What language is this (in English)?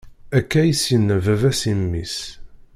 Kabyle